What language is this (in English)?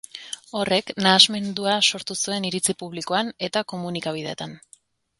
Basque